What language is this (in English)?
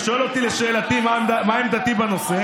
Hebrew